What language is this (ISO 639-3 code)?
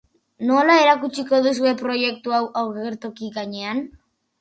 eus